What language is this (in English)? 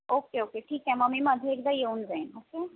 Marathi